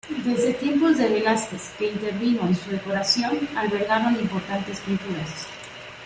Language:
Spanish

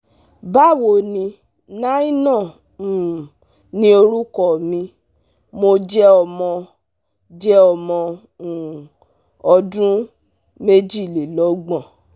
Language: Yoruba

